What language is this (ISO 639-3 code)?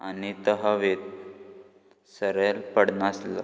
kok